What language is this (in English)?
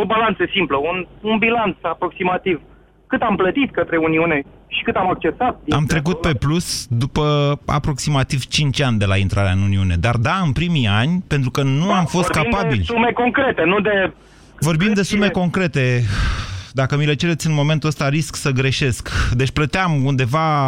Romanian